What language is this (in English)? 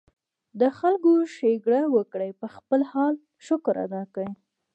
Pashto